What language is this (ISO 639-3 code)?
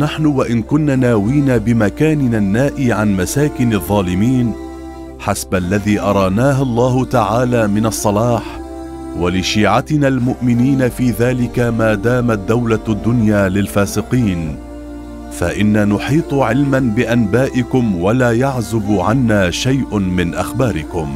ara